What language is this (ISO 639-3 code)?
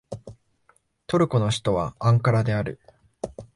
jpn